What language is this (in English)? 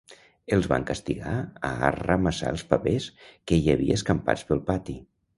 Catalan